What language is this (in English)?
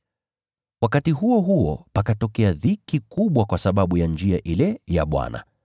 Swahili